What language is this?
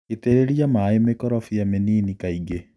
Kikuyu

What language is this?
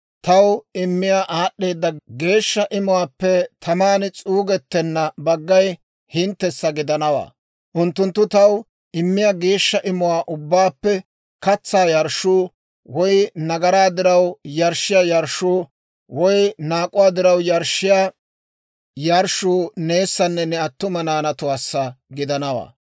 Dawro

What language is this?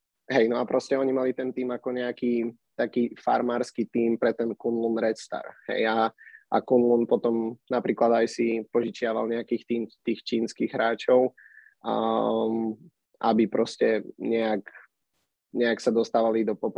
Slovak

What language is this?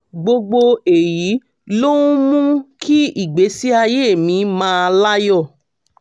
Yoruba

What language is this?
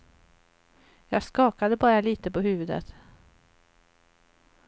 Swedish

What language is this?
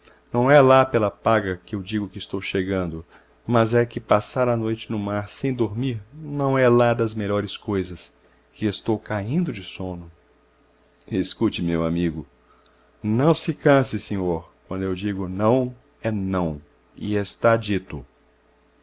Portuguese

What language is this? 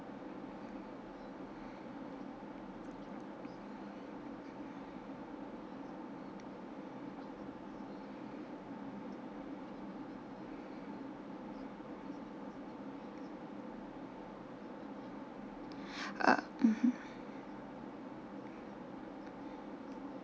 English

